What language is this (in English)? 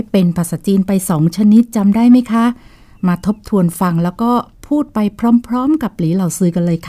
Thai